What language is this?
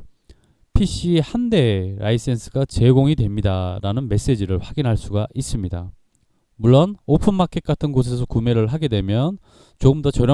Korean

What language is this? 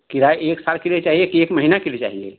Hindi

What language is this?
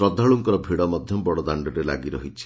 Odia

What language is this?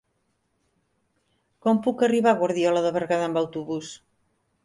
Catalan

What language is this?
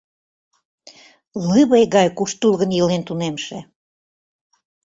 Mari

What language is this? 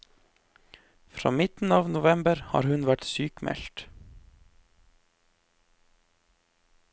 Norwegian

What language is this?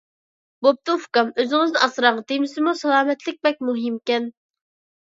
Uyghur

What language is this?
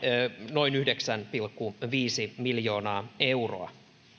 Finnish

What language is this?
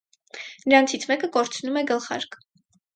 Armenian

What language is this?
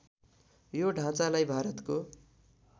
Nepali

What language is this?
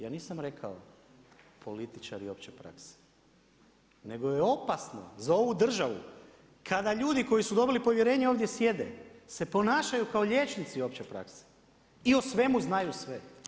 Croatian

